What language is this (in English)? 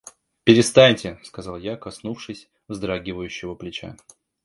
Russian